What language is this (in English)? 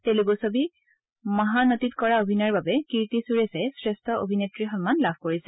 Assamese